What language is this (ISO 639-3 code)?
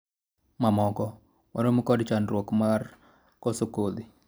luo